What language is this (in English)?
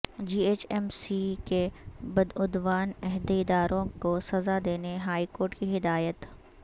Urdu